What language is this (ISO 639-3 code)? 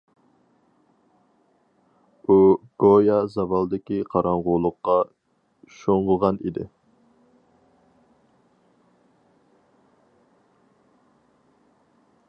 uig